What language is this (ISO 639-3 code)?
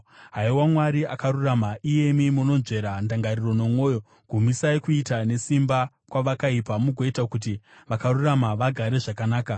sna